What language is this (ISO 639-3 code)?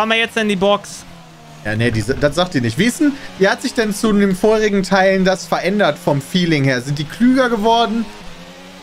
deu